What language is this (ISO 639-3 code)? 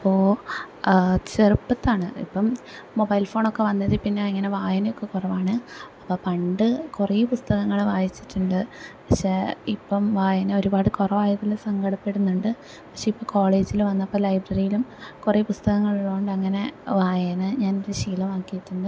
mal